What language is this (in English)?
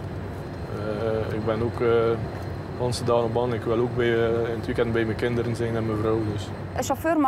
Dutch